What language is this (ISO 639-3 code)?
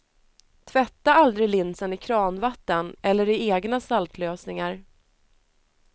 swe